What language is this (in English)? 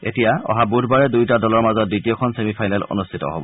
Assamese